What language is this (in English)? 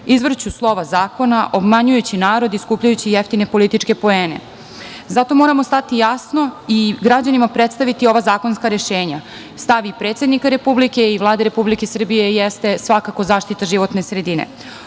Serbian